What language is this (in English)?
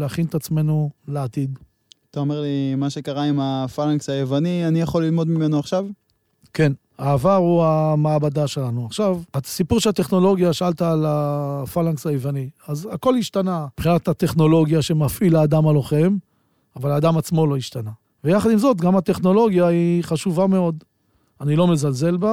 Hebrew